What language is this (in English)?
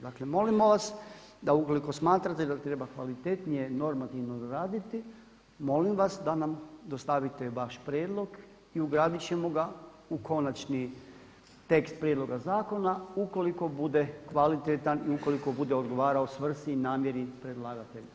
Croatian